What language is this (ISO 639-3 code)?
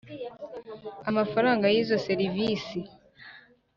kin